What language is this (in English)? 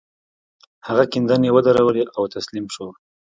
Pashto